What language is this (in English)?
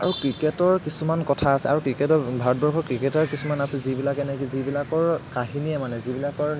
Assamese